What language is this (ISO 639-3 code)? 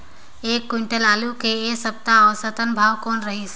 hne